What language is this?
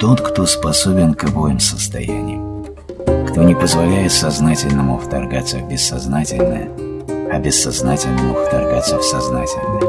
Russian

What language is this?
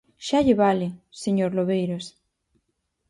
Galician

